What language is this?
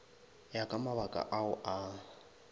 Northern Sotho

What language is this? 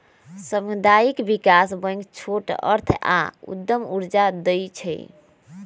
Magahi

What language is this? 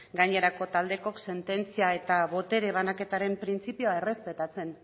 Basque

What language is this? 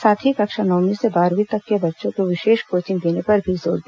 Hindi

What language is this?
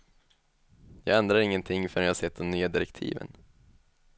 Swedish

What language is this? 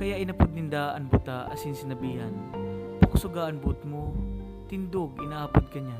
Filipino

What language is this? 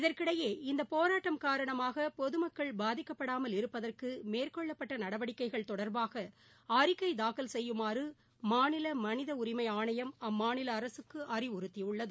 Tamil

